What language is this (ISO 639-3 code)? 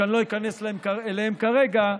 heb